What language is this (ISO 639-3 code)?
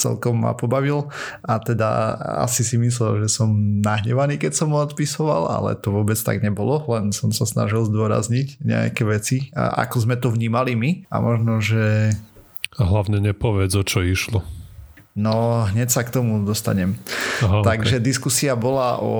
slk